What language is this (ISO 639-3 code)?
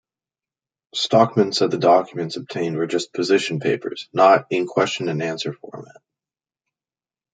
eng